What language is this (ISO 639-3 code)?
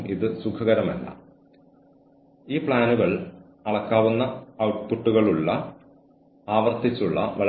mal